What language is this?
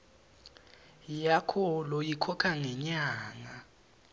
Swati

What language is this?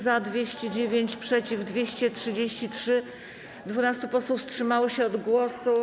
Polish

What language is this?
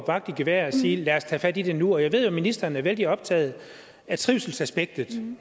Danish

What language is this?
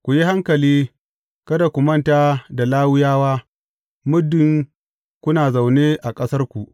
Hausa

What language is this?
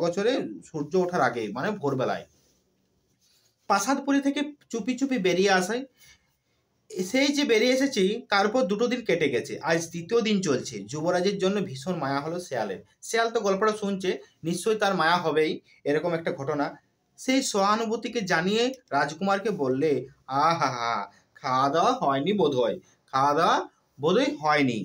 Bangla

